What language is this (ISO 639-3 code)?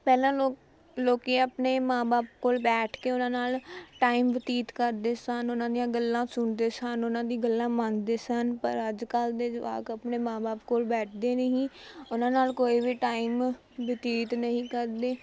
pan